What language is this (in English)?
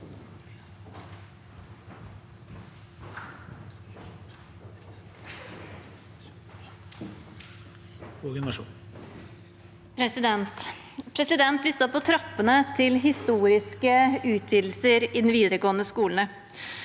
Norwegian